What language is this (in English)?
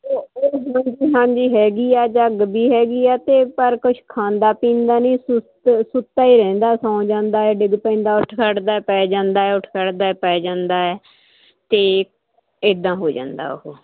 Punjabi